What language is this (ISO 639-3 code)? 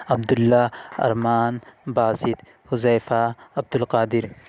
urd